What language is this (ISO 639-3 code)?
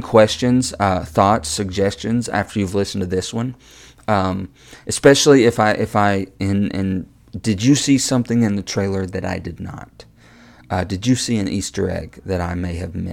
eng